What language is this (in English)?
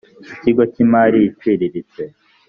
Kinyarwanda